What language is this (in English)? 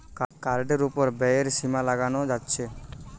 Bangla